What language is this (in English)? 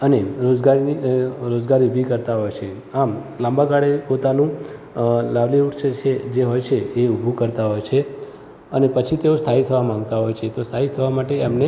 Gujarati